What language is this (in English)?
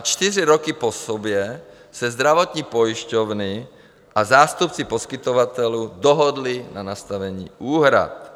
Czech